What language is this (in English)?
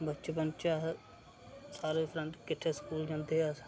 Dogri